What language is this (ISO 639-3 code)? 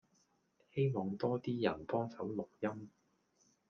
yue